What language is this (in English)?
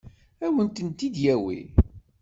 Kabyle